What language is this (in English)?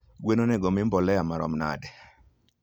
Luo (Kenya and Tanzania)